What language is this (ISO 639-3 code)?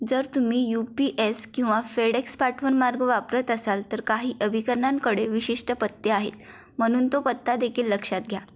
mar